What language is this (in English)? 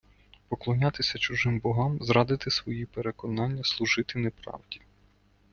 Ukrainian